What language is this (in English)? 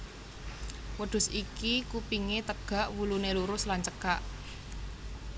Javanese